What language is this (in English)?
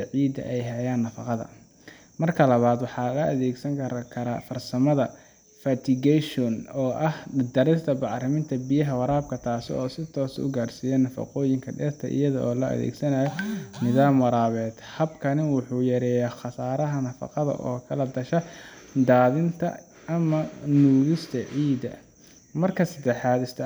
Somali